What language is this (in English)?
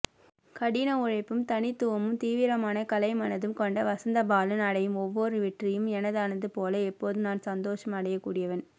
Tamil